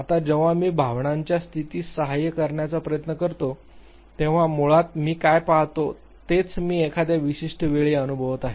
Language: Marathi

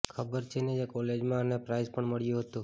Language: Gujarati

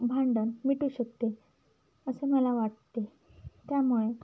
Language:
Marathi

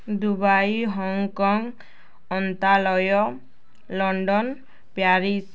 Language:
Odia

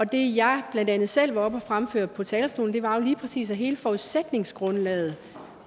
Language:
Danish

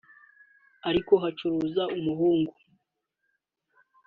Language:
Kinyarwanda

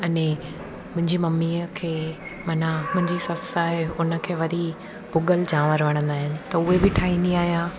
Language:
Sindhi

